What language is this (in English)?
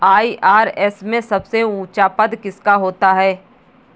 Hindi